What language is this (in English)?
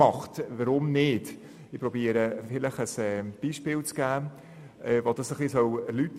Swiss German